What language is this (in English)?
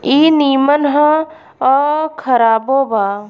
Bhojpuri